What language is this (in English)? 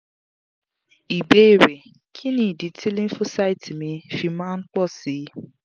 Yoruba